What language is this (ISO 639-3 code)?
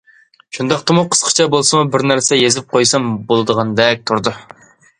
uig